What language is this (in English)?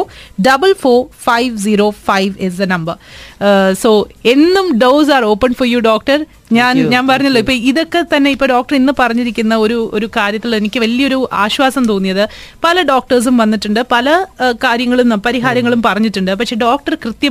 Malayalam